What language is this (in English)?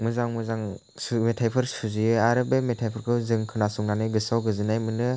Bodo